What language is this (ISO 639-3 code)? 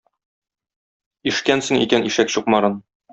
tat